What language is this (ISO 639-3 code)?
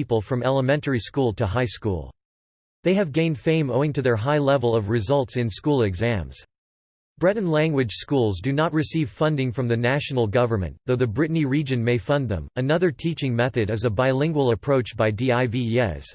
eng